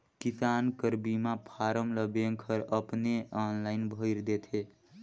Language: Chhattisgarhi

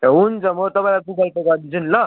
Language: Nepali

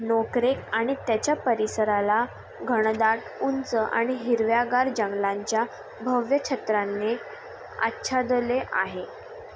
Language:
Marathi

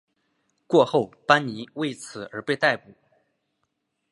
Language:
Chinese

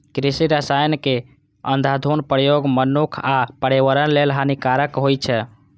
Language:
Maithili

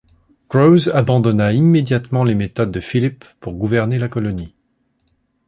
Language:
French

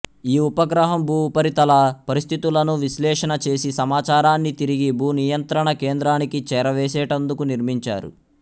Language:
Telugu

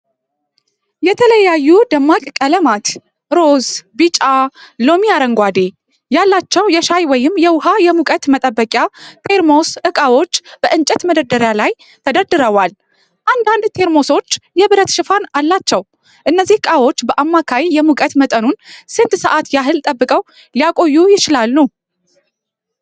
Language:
Amharic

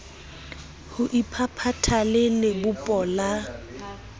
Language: Southern Sotho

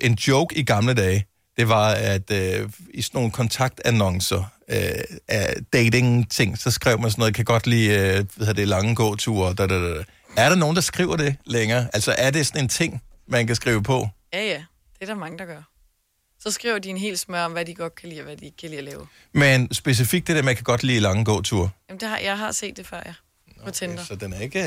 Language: Danish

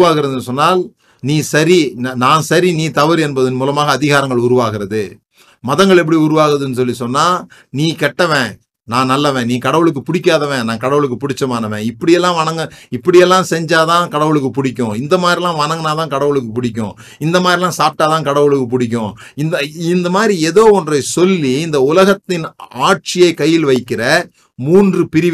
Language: Tamil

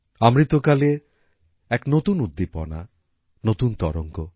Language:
Bangla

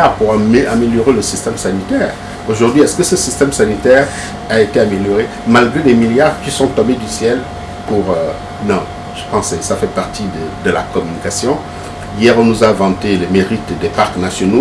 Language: French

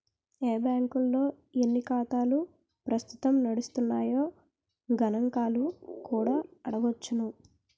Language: Telugu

